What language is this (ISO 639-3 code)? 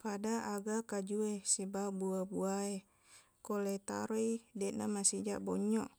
bug